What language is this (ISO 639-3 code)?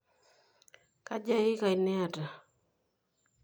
mas